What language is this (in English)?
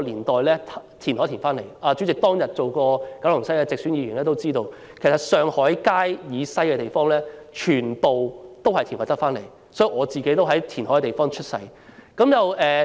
Cantonese